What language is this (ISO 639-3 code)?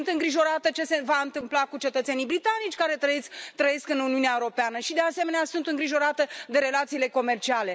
ron